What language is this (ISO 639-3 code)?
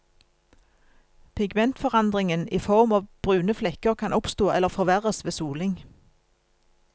nor